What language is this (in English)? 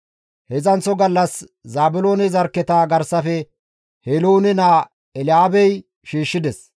Gamo